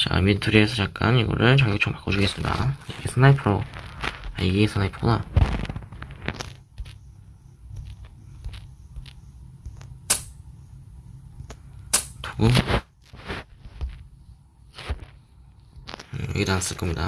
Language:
Korean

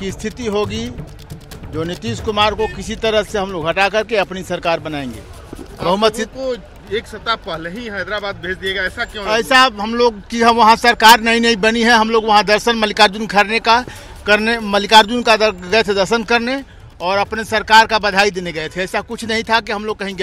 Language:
Hindi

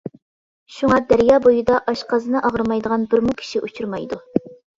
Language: Uyghur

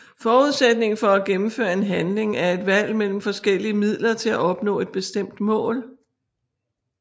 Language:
Danish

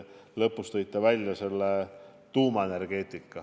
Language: Estonian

